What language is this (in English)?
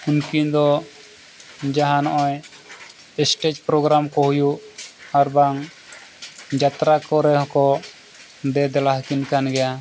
Santali